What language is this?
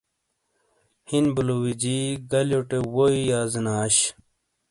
Shina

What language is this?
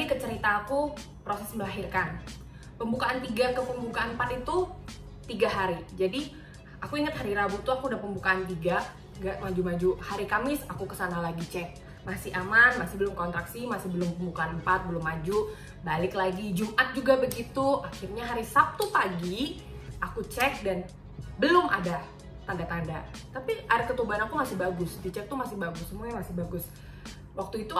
Indonesian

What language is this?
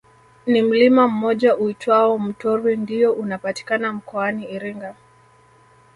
Swahili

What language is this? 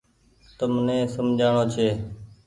Goaria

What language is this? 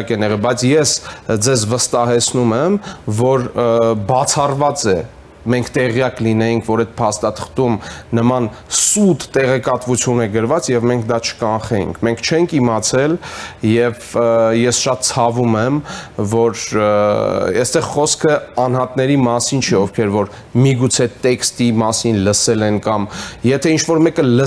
Romanian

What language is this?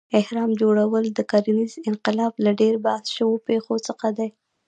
Pashto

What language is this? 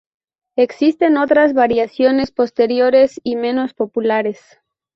Spanish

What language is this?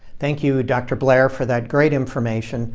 English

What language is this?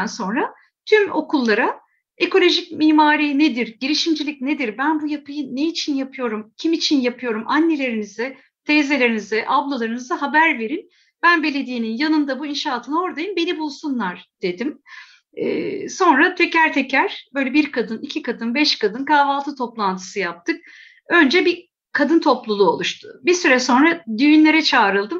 Turkish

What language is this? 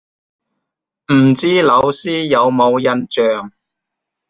Cantonese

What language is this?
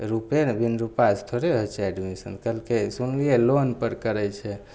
Maithili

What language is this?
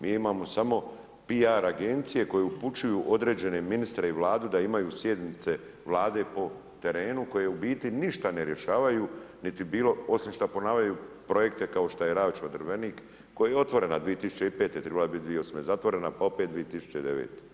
Croatian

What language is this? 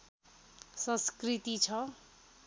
Nepali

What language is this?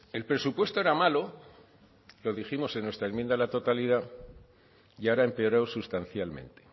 Spanish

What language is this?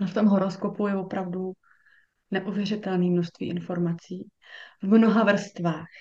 Czech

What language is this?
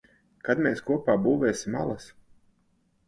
Latvian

